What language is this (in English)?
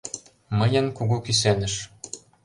Mari